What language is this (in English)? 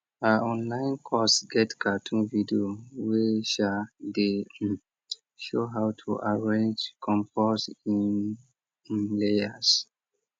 Nigerian Pidgin